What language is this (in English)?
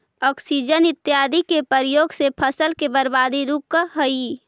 Magahi